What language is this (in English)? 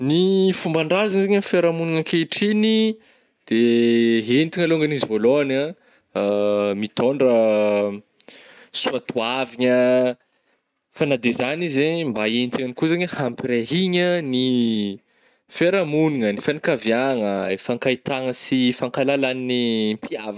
Northern Betsimisaraka Malagasy